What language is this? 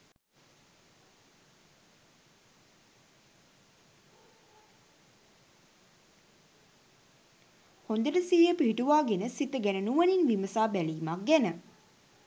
Sinhala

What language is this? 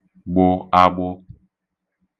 Igbo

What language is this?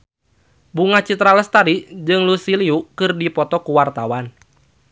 Sundanese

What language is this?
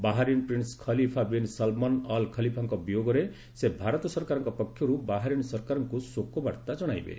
Odia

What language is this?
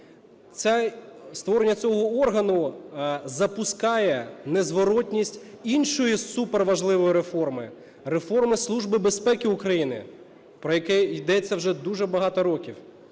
Ukrainian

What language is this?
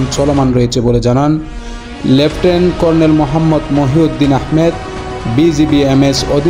Bangla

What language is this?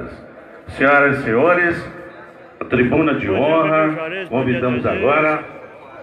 Portuguese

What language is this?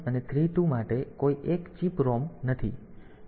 Gujarati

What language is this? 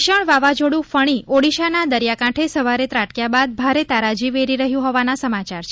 Gujarati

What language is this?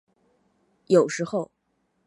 Chinese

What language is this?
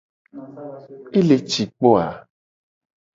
Gen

